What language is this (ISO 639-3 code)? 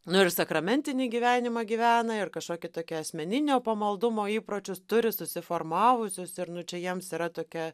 lit